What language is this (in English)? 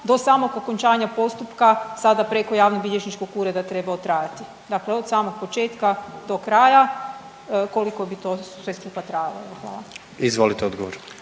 Croatian